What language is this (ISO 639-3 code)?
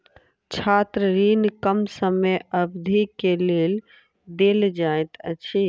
mai